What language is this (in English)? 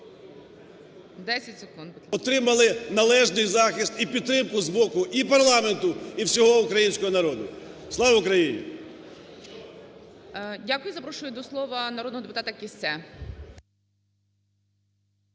Ukrainian